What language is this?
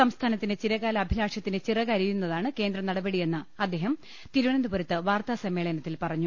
Malayalam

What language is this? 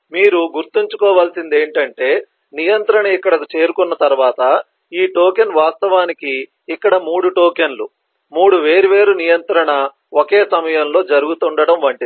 Telugu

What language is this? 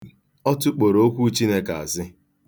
Igbo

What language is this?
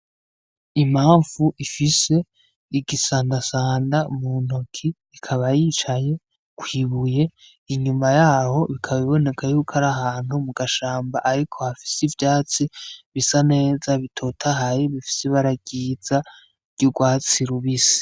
Rundi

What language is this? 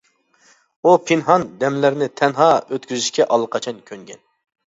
Uyghur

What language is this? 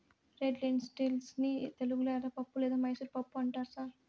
Telugu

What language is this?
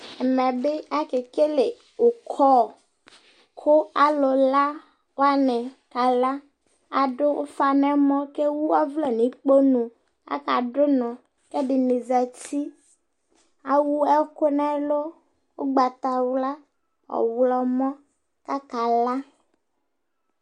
Ikposo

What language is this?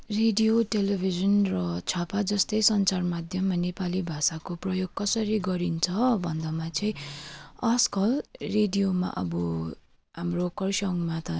Nepali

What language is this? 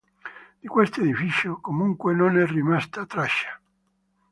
Italian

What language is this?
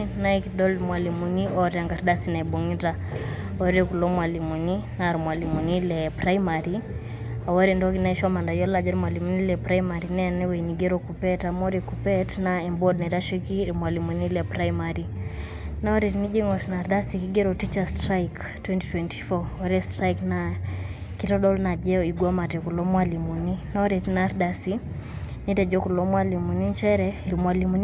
Masai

